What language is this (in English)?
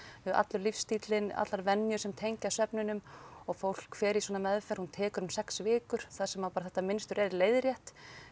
Icelandic